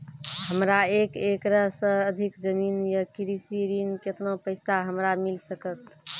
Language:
Maithili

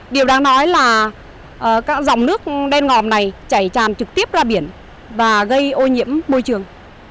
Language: Vietnamese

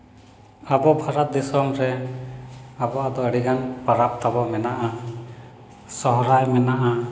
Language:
Santali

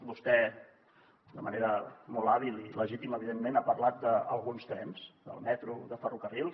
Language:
Catalan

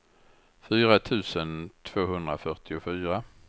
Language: Swedish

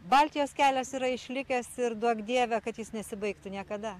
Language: Lithuanian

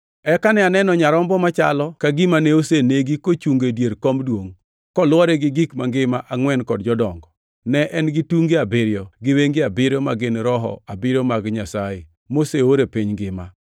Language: Luo (Kenya and Tanzania)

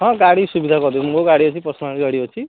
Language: Odia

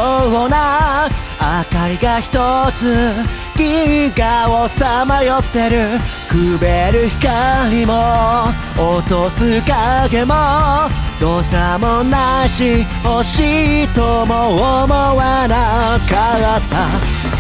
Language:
Japanese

